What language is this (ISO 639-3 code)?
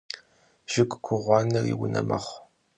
kbd